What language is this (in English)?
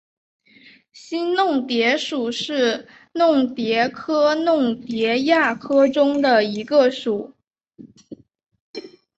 Chinese